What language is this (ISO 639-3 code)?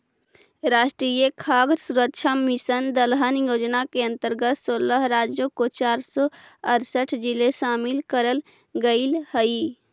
mag